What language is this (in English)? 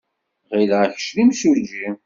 Kabyle